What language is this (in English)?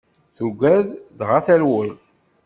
Kabyle